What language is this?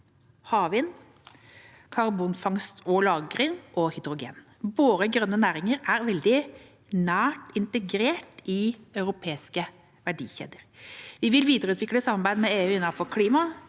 Norwegian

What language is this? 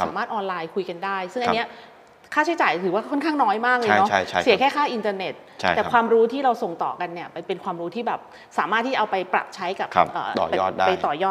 Thai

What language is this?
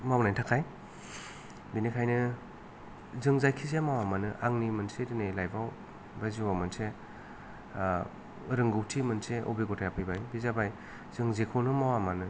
Bodo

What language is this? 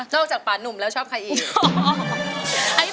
Thai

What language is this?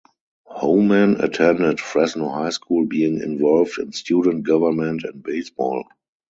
English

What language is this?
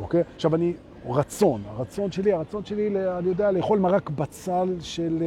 Hebrew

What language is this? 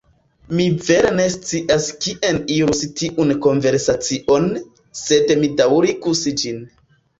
Esperanto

